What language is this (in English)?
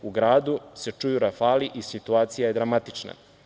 Serbian